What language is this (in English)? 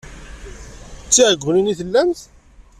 Kabyle